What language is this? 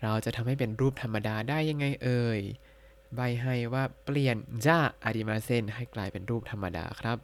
Thai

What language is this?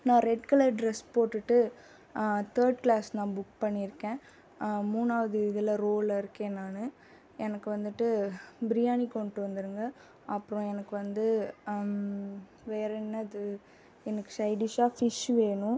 Tamil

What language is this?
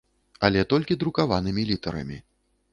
Belarusian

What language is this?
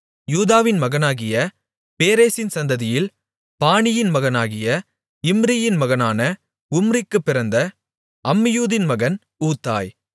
Tamil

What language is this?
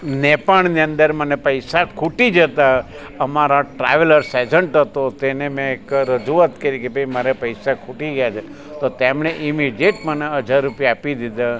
Gujarati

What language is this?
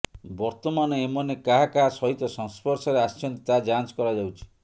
Odia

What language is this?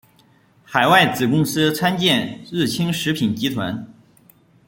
Chinese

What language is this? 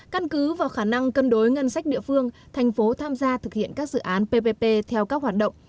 Vietnamese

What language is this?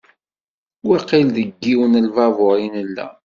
Kabyle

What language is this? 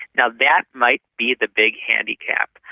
English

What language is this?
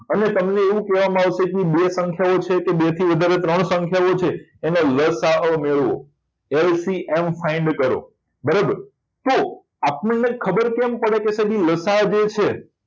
Gujarati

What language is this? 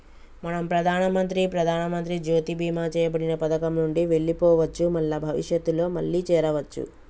Telugu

